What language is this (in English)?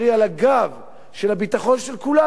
Hebrew